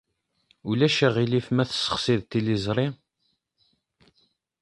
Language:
Kabyle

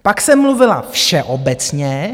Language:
Czech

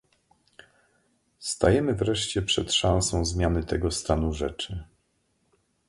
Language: Polish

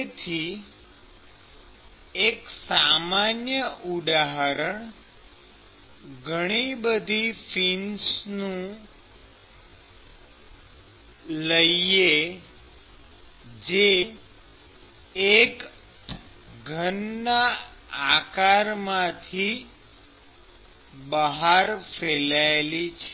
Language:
Gujarati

